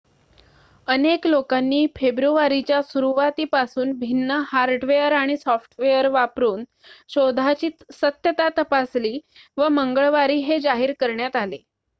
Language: Marathi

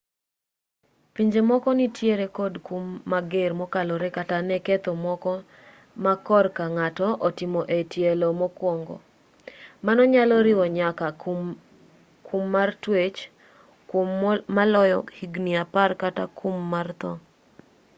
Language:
Luo (Kenya and Tanzania)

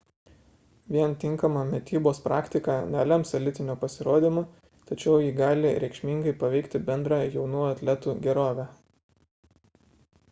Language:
Lithuanian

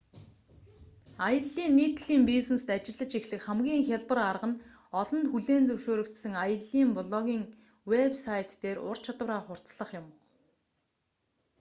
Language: Mongolian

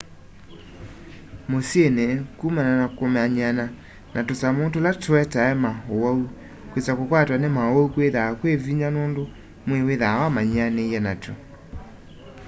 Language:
Kamba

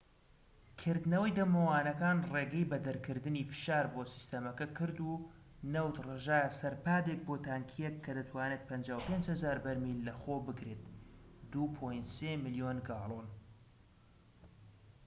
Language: Central Kurdish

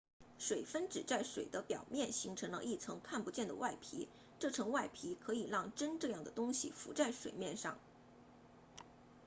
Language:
Chinese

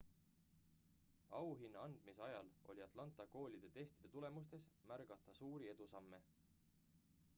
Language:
Estonian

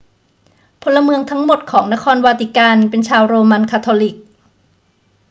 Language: Thai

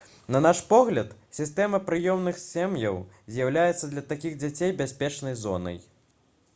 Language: Belarusian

